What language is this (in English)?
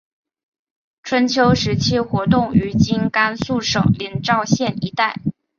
Chinese